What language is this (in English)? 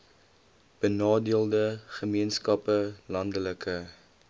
Afrikaans